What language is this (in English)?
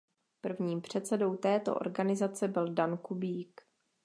Czech